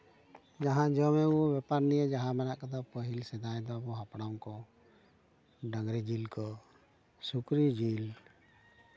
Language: Santali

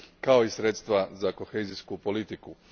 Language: Croatian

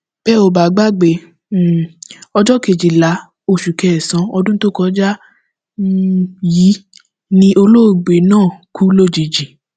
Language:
Yoruba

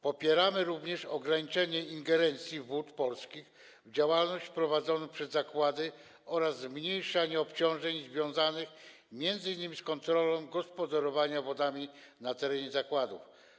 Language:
Polish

